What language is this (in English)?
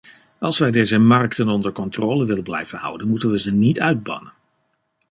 Dutch